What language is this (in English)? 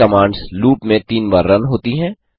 Hindi